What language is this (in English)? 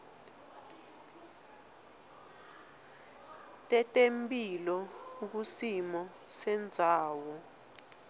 Swati